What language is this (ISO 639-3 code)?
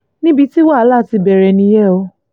yor